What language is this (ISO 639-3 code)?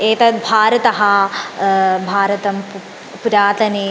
san